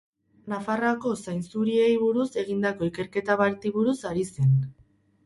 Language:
Basque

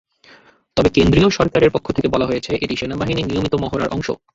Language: Bangla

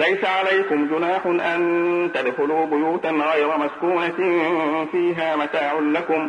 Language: Arabic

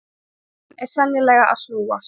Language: Icelandic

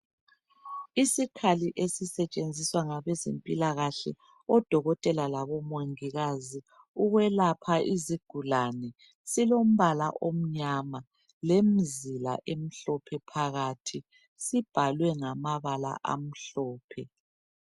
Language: North Ndebele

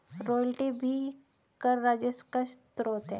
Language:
Hindi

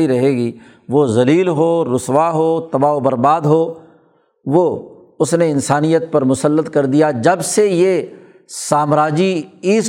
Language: Urdu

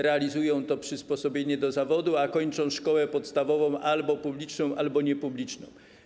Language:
Polish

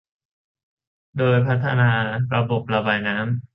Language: Thai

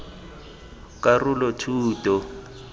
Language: Tswana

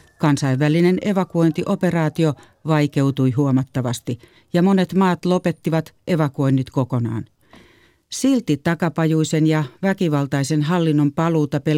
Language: Finnish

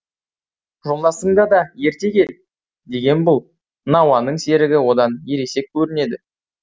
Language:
Kazakh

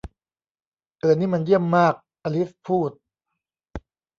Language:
Thai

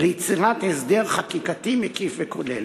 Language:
Hebrew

